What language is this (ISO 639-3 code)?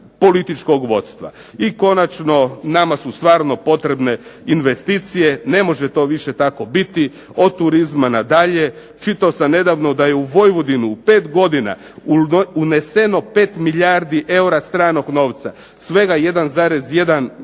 hrv